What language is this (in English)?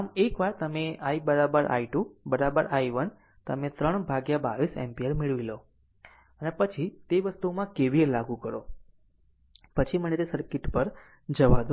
Gujarati